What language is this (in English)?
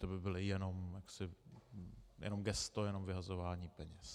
Czech